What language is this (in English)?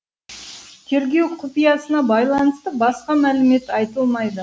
Kazakh